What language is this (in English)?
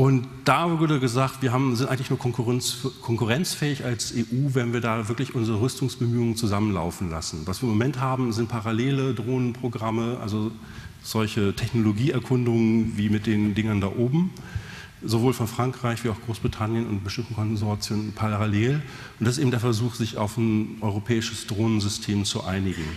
German